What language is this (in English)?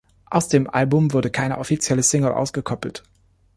German